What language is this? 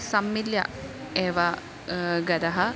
Sanskrit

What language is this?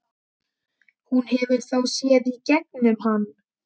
Icelandic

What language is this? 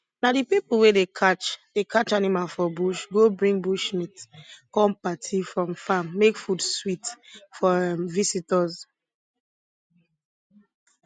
Nigerian Pidgin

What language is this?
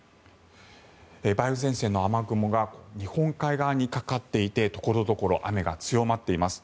Japanese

